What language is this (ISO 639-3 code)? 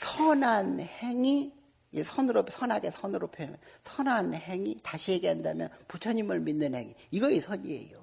kor